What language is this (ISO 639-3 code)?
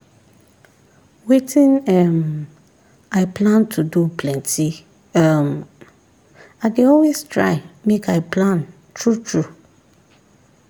pcm